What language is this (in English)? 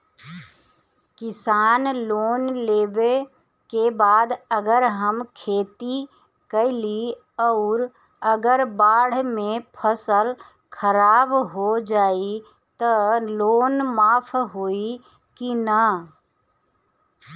Bhojpuri